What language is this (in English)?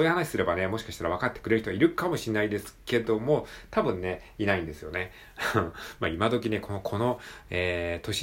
Japanese